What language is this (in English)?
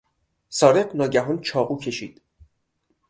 Persian